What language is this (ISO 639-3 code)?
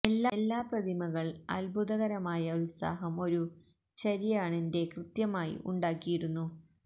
mal